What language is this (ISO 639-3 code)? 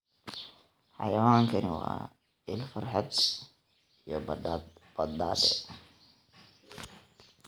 som